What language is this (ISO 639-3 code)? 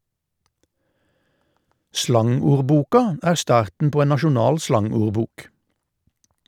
nor